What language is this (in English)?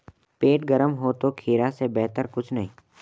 Hindi